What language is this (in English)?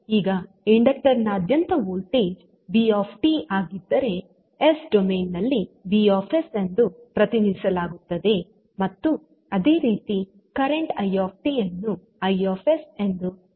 Kannada